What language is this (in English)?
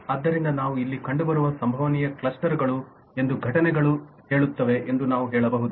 Kannada